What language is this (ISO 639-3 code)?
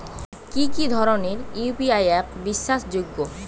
ben